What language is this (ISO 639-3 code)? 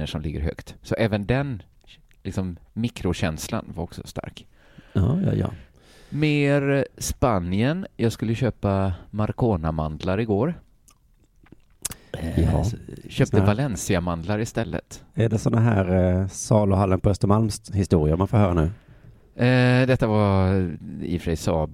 swe